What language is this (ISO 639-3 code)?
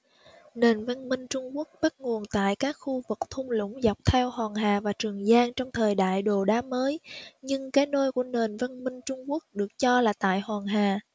vie